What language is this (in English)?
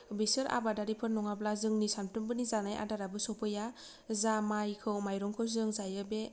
Bodo